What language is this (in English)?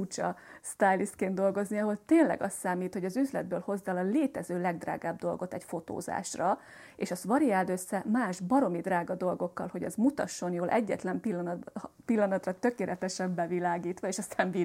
Hungarian